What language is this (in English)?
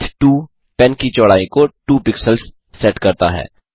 Hindi